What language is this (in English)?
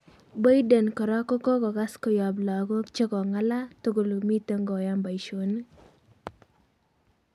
Kalenjin